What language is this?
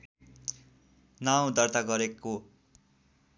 Nepali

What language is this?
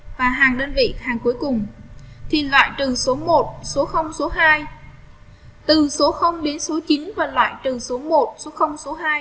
Vietnamese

